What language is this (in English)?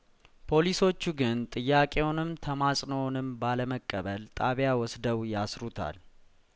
Amharic